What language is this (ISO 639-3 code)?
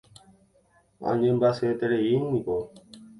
grn